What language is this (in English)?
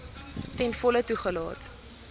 Afrikaans